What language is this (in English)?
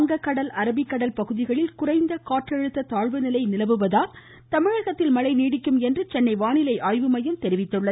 Tamil